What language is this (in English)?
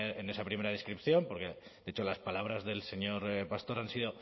Spanish